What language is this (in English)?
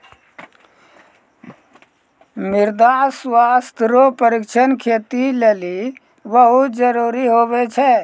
Maithili